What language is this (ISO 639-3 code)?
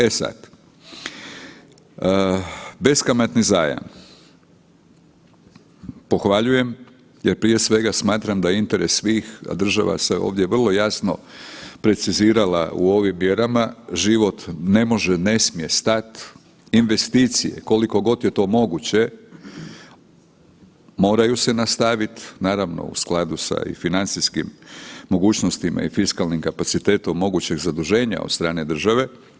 hrv